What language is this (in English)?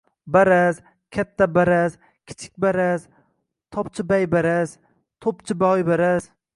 Uzbek